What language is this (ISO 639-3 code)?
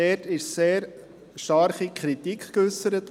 gsw